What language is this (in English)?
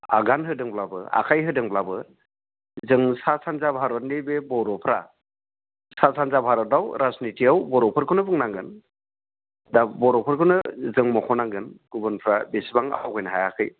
Bodo